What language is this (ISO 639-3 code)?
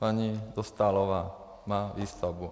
ces